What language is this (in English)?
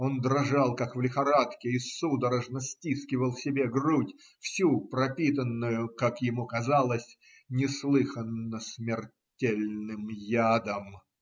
Russian